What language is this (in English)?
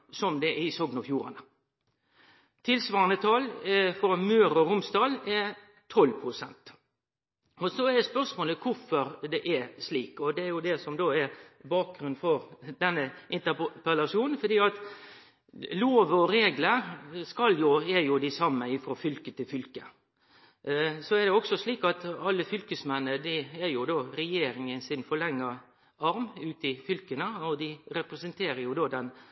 Norwegian Nynorsk